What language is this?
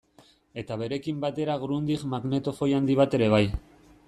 Basque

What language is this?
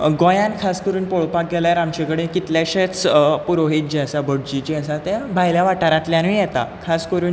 Konkani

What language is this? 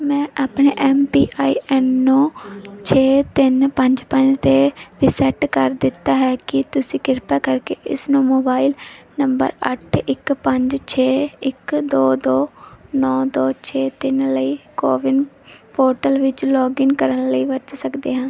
Punjabi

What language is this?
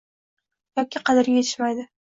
Uzbek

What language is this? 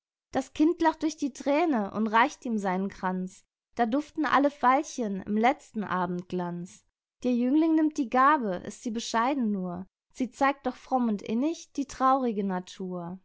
German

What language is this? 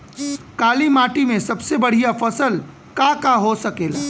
Bhojpuri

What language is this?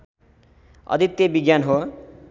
Nepali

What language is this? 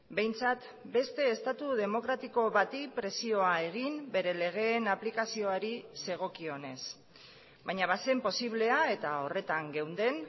Basque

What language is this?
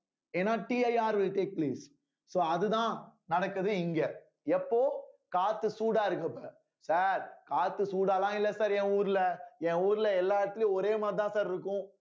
Tamil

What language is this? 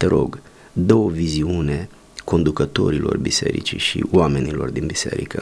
Romanian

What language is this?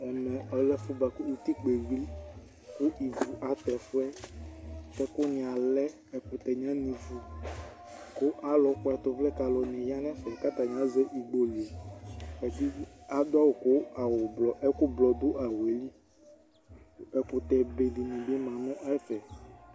Ikposo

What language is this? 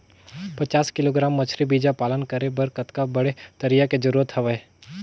Chhattisgarhi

